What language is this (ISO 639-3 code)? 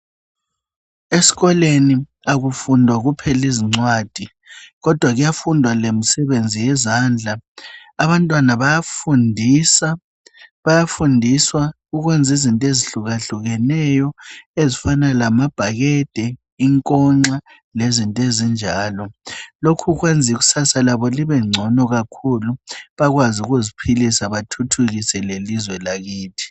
nde